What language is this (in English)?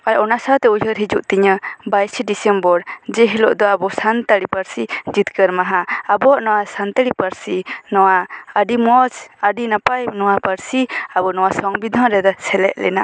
Santali